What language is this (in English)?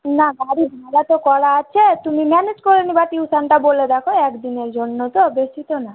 Bangla